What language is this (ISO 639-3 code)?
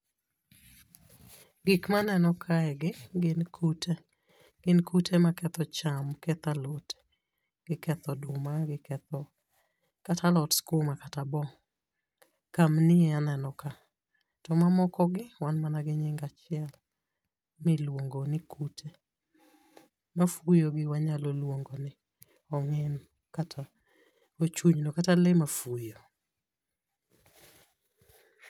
luo